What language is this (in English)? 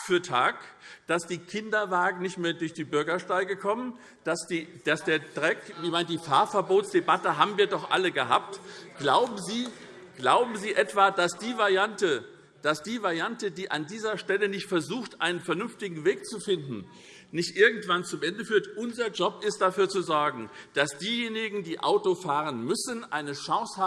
German